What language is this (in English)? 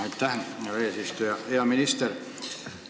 Estonian